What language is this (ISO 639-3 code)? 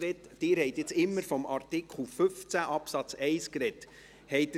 gsw